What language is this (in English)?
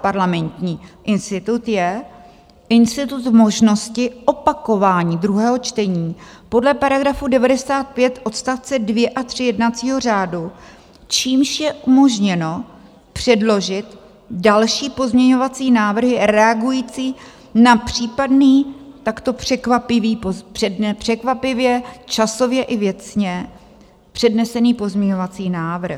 Czech